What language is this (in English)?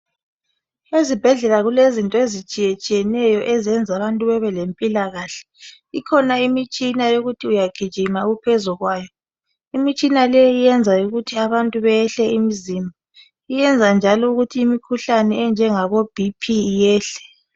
North Ndebele